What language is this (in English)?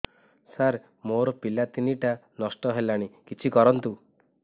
Odia